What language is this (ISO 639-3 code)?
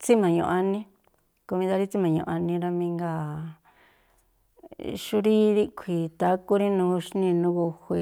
tpl